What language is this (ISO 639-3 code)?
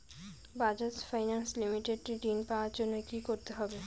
ben